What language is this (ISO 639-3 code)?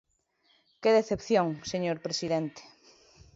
glg